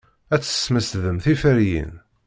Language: Kabyle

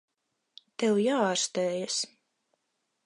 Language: Latvian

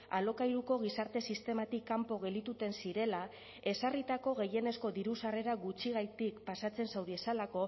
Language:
Basque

